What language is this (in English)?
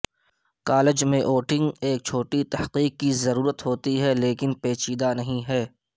Urdu